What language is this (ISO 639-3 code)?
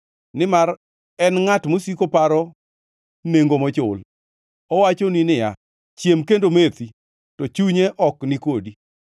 luo